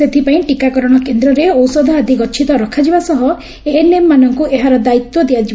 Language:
Odia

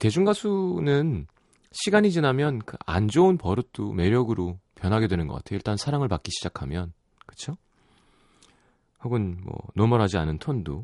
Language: Korean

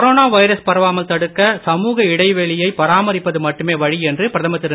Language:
Tamil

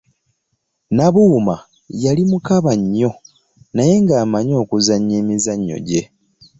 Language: Ganda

